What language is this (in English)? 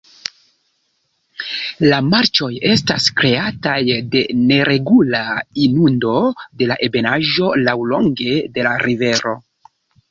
Esperanto